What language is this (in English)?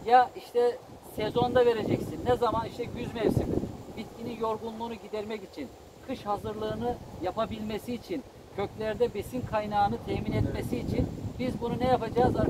Turkish